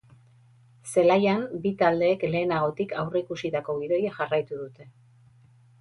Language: Basque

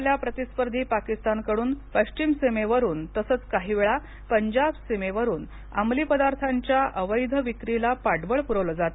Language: Marathi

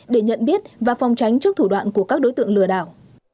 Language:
Vietnamese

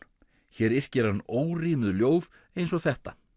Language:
Icelandic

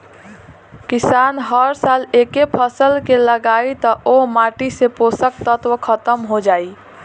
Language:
Bhojpuri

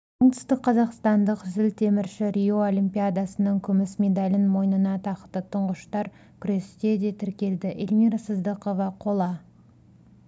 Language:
Kazakh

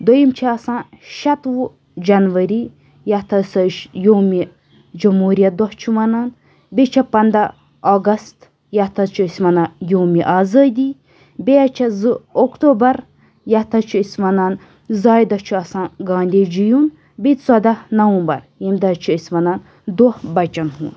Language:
Kashmiri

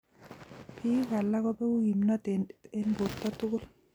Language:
Kalenjin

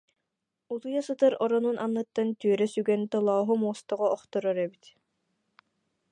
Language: Yakut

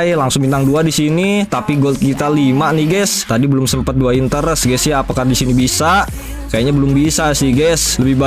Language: Indonesian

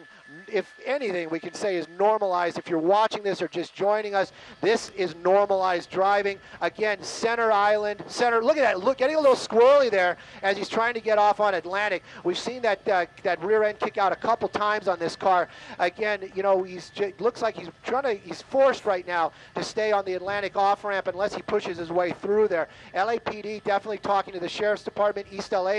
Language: English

